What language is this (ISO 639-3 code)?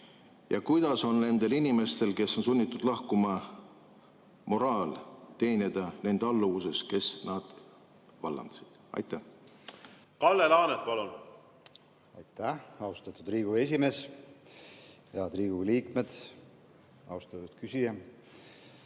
est